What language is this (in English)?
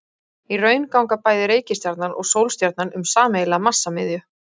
Icelandic